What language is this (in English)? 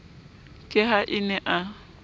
Southern Sotho